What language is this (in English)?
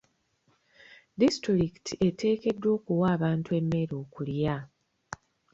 Ganda